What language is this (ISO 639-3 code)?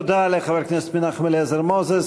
heb